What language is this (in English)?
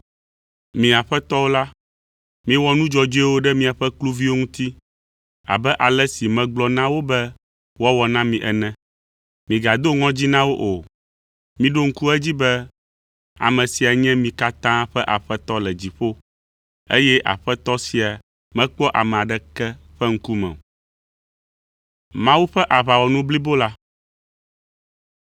Ewe